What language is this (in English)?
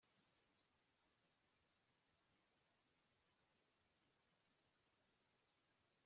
Kinyarwanda